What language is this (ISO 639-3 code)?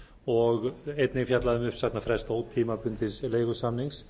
isl